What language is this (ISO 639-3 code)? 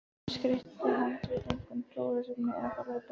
isl